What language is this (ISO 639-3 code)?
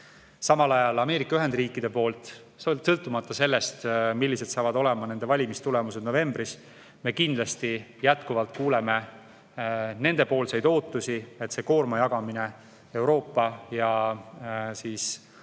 est